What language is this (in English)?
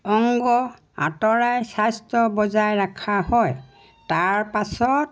Assamese